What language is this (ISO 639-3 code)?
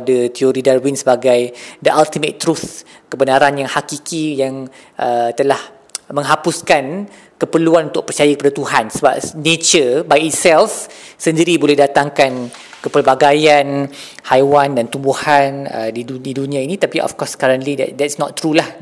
msa